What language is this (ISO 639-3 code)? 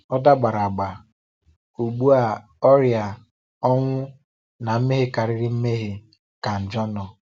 ibo